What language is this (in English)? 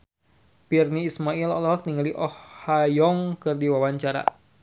Sundanese